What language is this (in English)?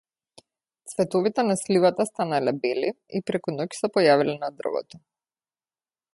Macedonian